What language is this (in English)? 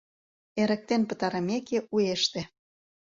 Mari